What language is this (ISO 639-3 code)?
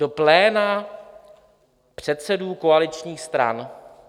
ces